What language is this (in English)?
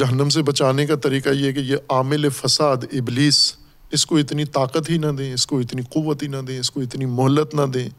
Urdu